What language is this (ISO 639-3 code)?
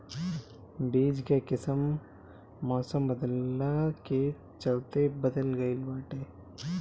bho